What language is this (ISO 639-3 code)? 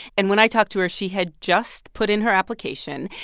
eng